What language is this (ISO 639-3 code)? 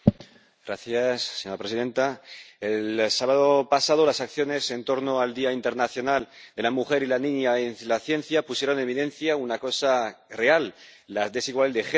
spa